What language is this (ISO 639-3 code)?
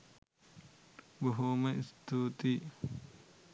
sin